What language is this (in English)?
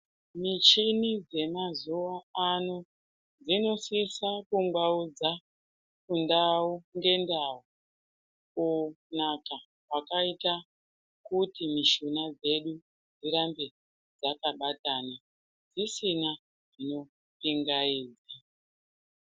Ndau